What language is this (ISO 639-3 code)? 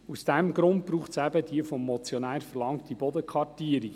gsw